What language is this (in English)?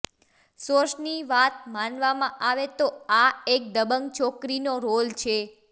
Gujarati